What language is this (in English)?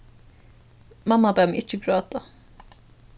Faroese